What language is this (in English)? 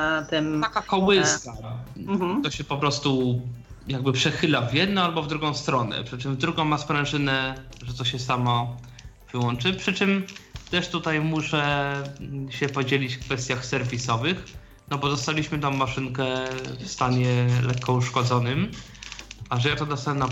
Polish